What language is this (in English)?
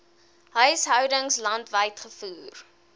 Afrikaans